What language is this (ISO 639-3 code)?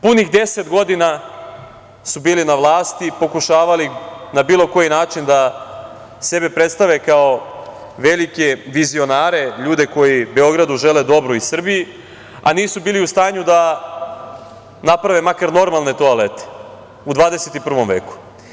srp